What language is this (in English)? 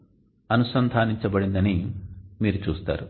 Telugu